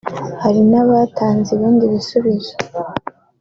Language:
Kinyarwanda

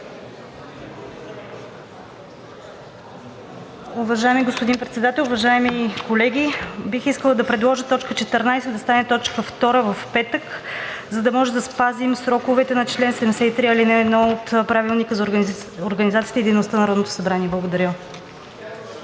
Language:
Bulgarian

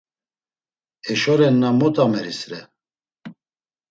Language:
Laz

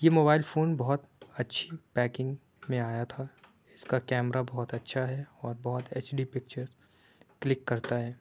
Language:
Urdu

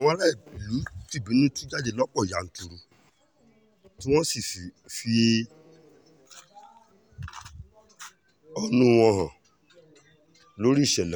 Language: Yoruba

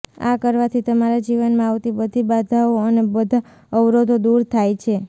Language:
Gujarati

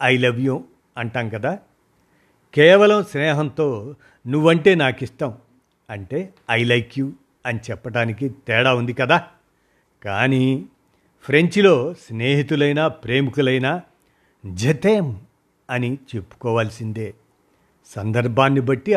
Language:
Telugu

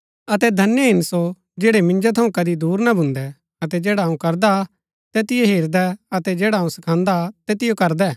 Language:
Gaddi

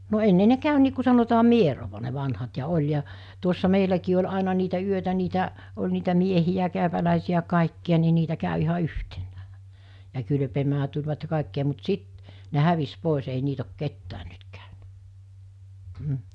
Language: Finnish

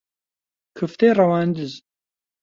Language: Central Kurdish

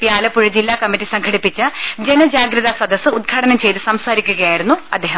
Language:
Malayalam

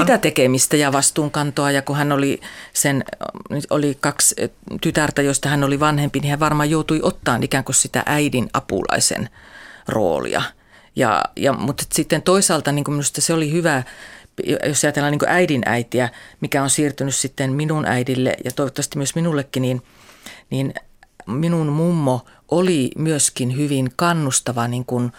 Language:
Finnish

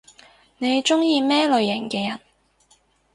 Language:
Cantonese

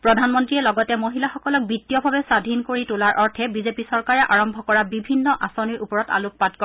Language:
Assamese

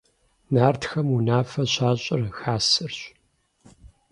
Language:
Kabardian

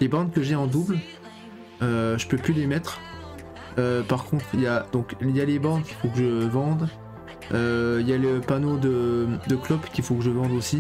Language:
French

